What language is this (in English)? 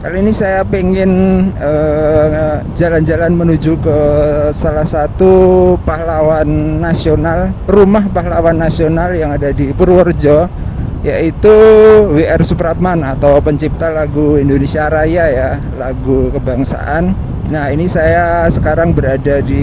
Indonesian